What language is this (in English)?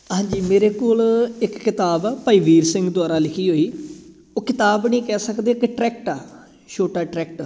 Punjabi